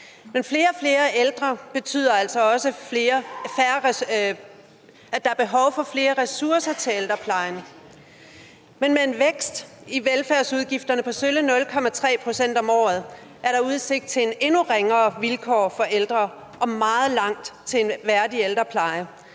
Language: Danish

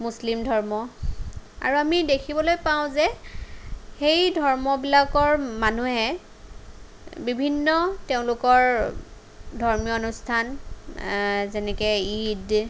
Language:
Assamese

